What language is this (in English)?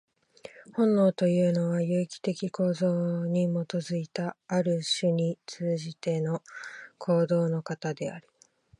Japanese